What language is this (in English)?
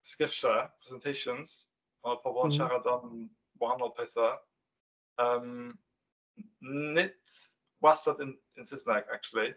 Welsh